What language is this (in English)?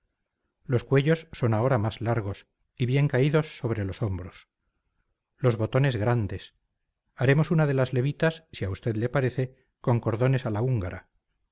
Spanish